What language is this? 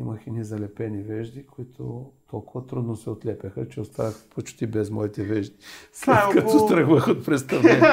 Bulgarian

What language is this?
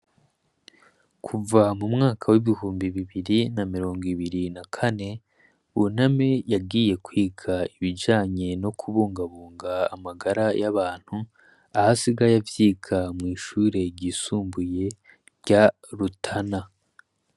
Rundi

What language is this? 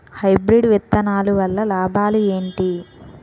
Telugu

